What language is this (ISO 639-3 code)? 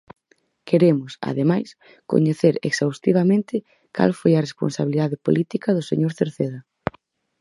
glg